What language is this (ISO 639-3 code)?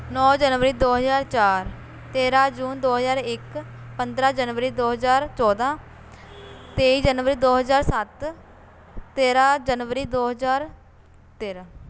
pan